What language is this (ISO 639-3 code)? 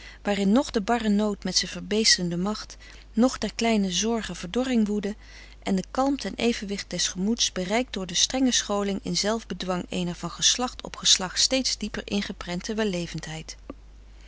nld